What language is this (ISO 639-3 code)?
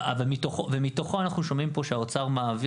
heb